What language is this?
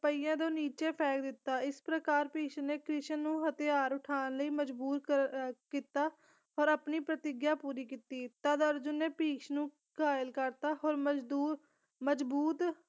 Punjabi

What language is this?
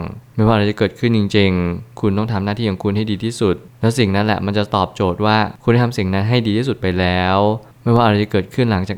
Thai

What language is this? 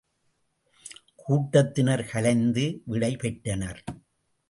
Tamil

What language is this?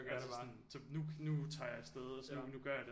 Danish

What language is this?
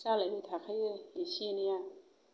Bodo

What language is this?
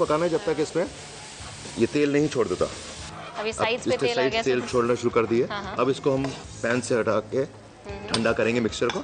Hindi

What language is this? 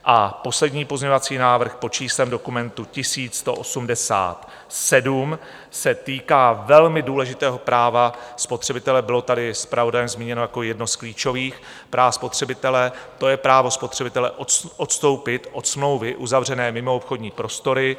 Czech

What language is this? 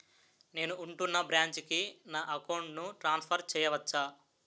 Telugu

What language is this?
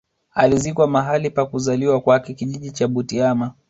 Swahili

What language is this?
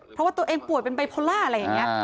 Thai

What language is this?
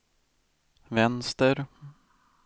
Swedish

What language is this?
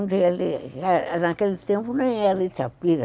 Portuguese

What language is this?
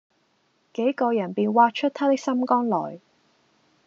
Cantonese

